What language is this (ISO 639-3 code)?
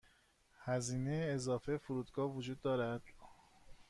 fas